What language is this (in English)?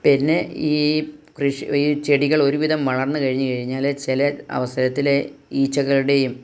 Malayalam